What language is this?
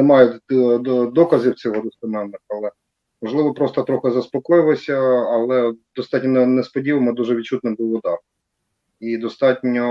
Ukrainian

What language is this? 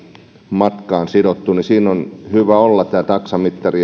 Finnish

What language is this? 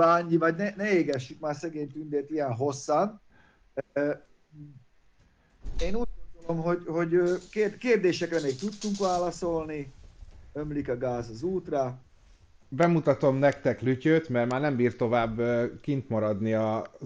Hungarian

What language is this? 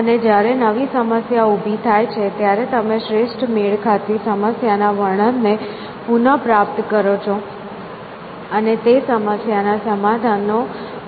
Gujarati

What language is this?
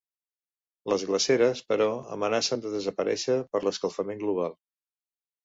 Catalan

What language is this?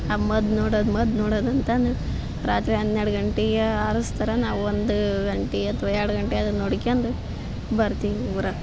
Kannada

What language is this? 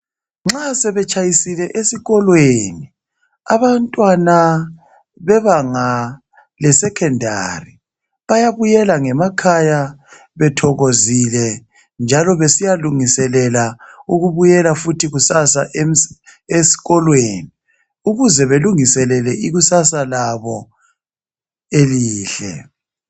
North Ndebele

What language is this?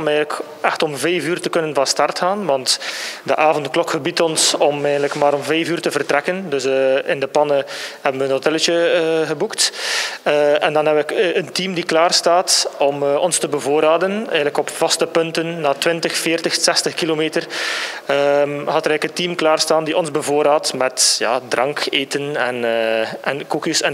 Dutch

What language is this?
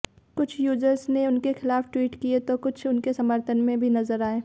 Hindi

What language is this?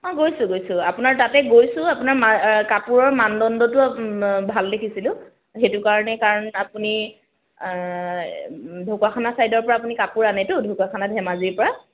Assamese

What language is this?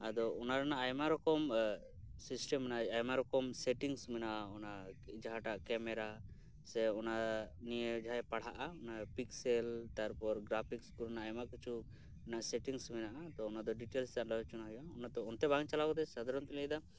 Santali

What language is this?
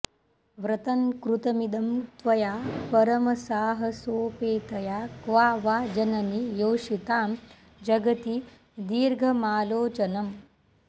Sanskrit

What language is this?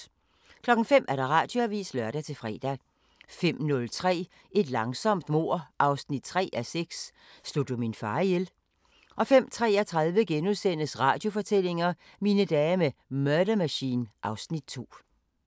Danish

